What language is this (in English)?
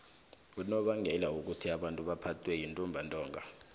South Ndebele